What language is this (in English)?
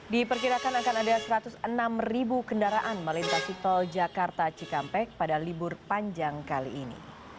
Indonesian